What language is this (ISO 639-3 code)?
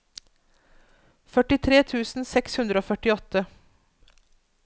nor